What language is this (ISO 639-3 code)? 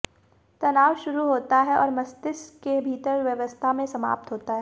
hin